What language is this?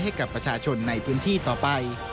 Thai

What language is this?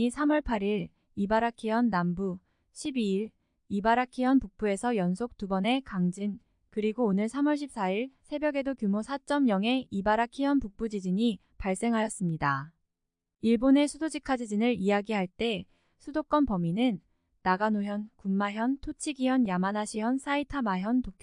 Korean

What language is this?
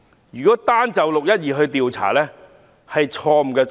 Cantonese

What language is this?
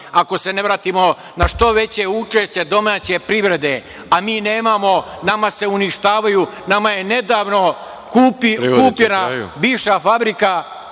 Serbian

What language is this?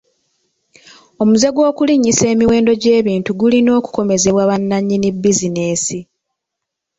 Ganda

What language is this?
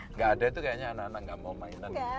Indonesian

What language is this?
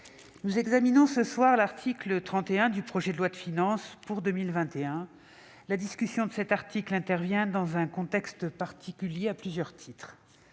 French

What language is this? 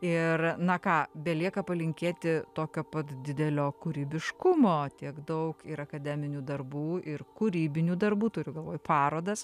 Lithuanian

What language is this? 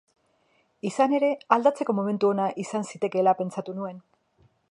Basque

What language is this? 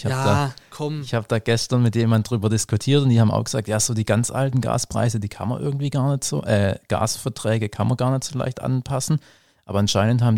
German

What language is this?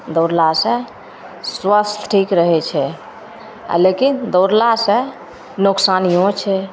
Maithili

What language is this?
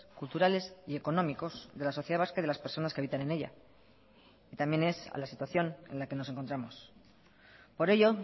Spanish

